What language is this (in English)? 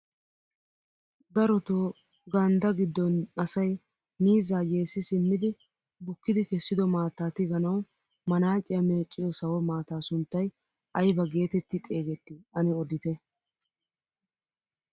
Wolaytta